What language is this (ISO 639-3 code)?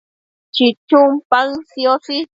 mcf